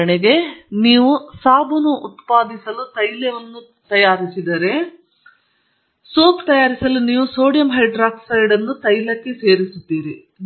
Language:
Kannada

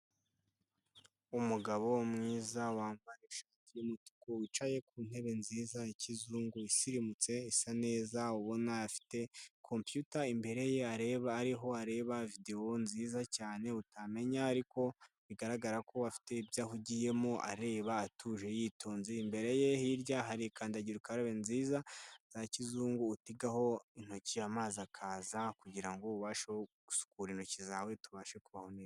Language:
Kinyarwanda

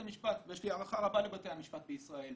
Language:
Hebrew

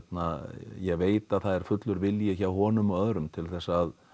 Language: Icelandic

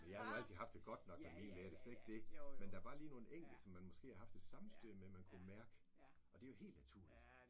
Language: Danish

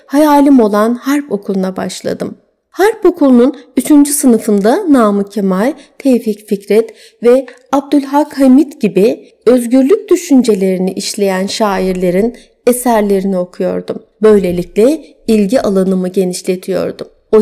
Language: Turkish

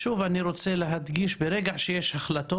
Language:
Hebrew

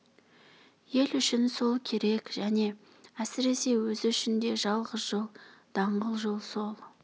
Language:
Kazakh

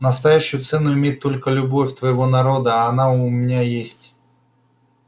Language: Russian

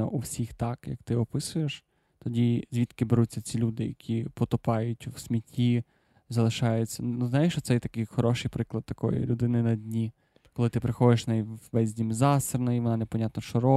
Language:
Ukrainian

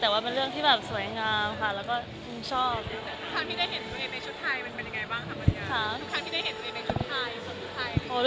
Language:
Thai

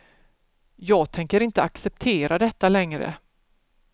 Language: Swedish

